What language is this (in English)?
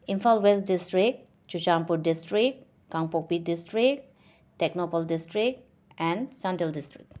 Manipuri